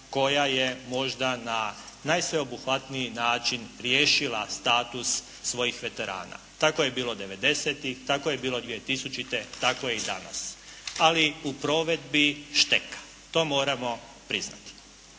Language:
Croatian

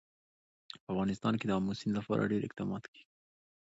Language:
Pashto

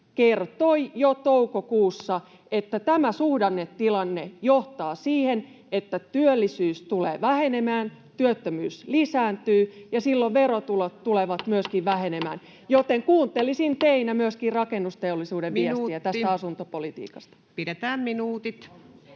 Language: Finnish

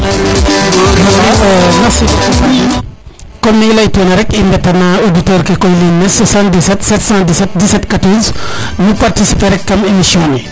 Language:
Serer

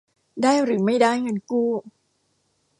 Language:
Thai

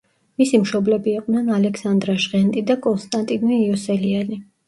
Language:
Georgian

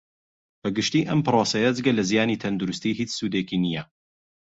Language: Central Kurdish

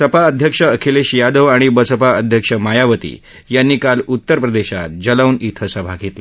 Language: Marathi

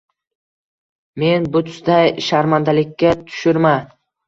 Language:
Uzbek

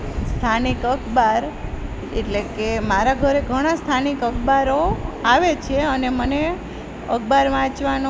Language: Gujarati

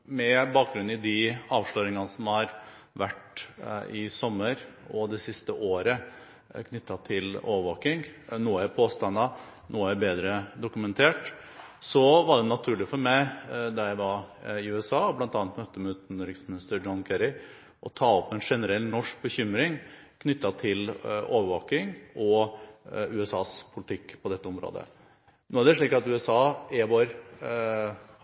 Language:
Norwegian Bokmål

